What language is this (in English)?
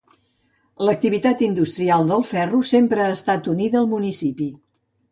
Catalan